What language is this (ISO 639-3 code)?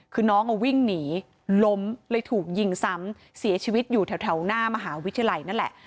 tha